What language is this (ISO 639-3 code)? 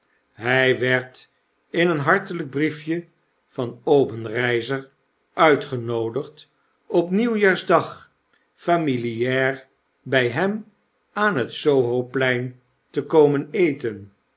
nld